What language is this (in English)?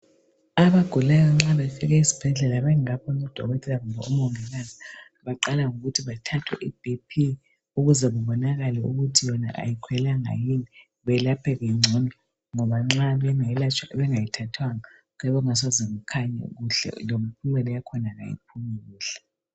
North Ndebele